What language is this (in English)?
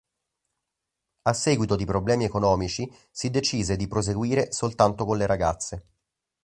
Italian